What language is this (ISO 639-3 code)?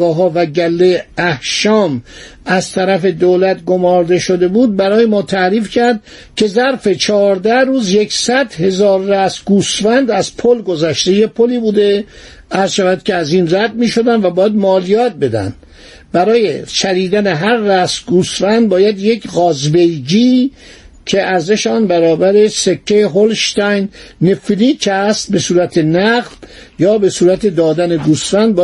fas